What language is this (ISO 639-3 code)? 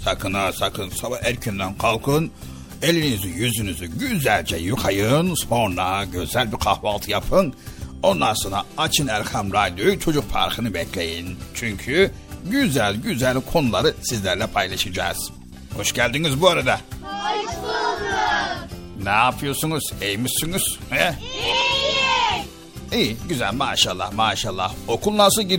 tur